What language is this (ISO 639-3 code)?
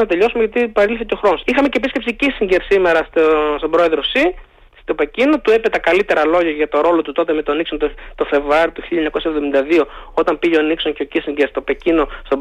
ell